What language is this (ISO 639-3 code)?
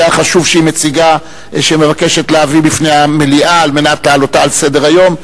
heb